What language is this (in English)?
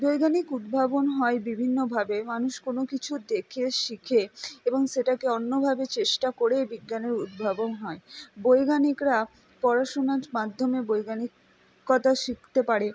Bangla